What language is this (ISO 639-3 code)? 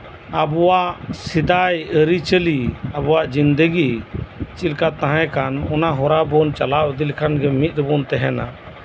sat